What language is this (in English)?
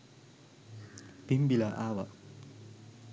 Sinhala